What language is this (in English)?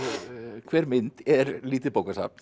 Icelandic